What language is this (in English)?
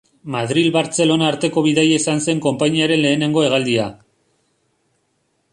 Basque